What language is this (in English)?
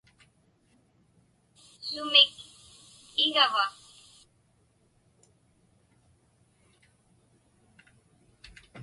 Inupiaq